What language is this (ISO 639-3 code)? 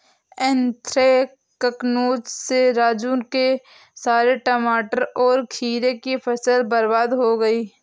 hin